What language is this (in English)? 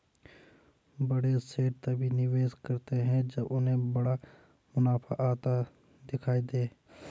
Hindi